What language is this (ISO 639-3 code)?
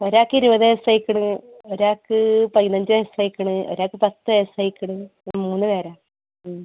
mal